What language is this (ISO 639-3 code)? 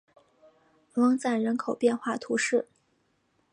zho